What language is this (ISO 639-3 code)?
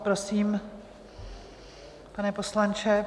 ces